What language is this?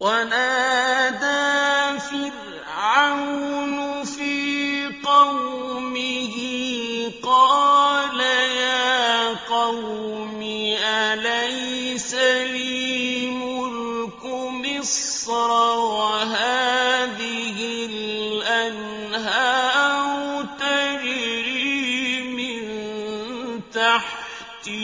Arabic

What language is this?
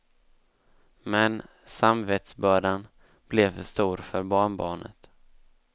Swedish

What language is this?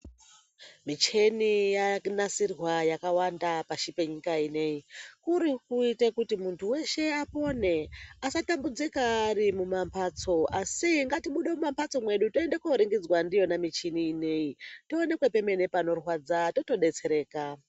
Ndau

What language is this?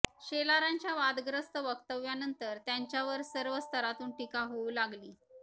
Marathi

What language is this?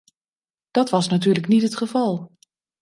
Dutch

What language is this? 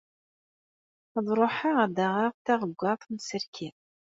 Kabyle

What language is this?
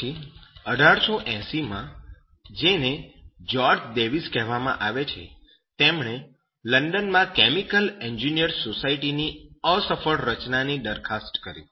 Gujarati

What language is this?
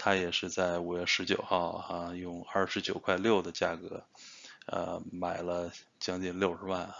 Chinese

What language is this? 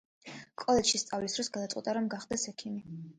Georgian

